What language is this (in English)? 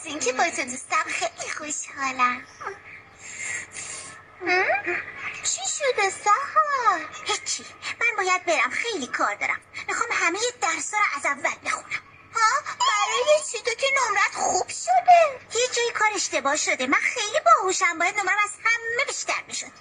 Persian